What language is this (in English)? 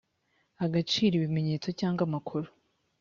Kinyarwanda